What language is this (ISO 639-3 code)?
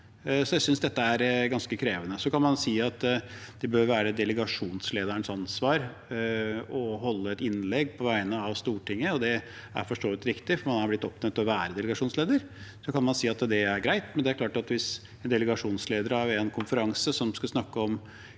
nor